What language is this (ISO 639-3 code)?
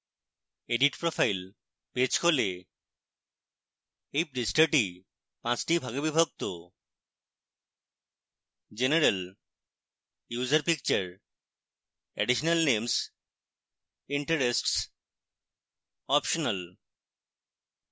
ben